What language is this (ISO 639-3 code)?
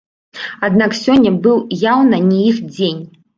bel